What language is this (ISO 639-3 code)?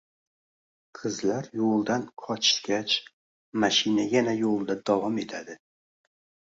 uzb